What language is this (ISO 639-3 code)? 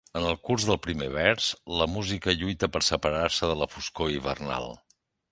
cat